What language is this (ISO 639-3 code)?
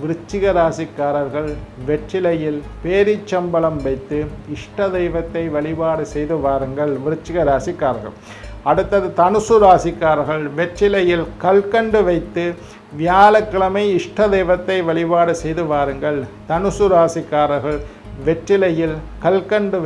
ind